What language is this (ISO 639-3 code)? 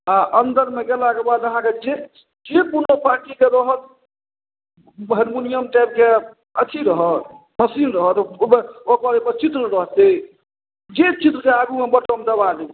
mai